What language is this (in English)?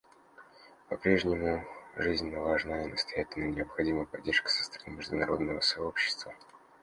Russian